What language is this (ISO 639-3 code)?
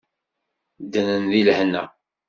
kab